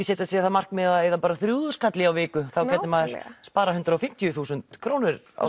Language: Icelandic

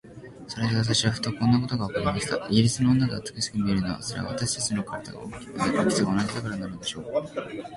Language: Japanese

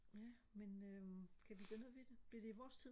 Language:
Danish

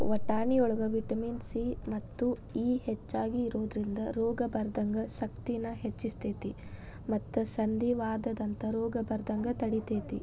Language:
Kannada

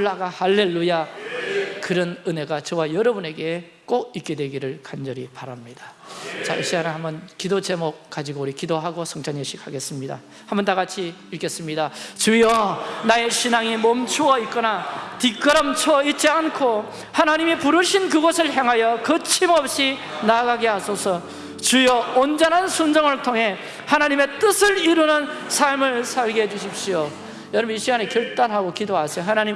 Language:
Korean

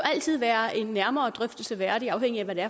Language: Danish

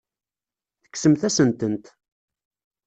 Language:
Kabyle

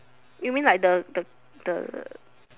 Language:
English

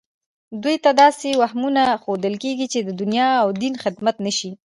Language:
Pashto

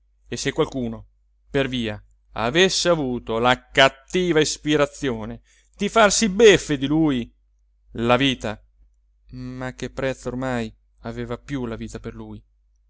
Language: Italian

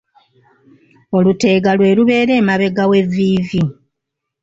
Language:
Ganda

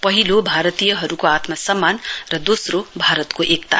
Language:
Nepali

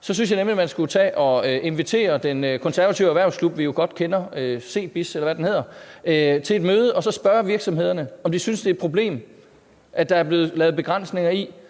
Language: Danish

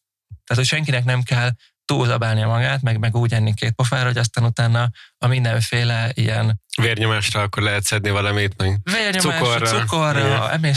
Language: Hungarian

